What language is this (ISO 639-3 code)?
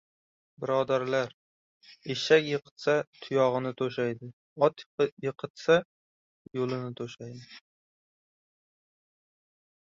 uzb